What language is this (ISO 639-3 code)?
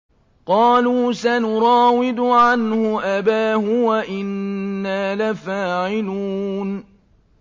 ara